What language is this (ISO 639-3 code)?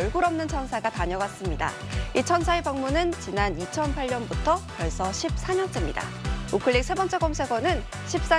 kor